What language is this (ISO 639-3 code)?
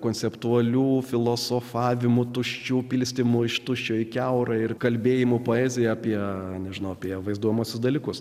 lit